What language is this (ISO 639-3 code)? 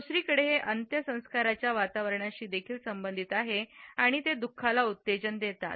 mar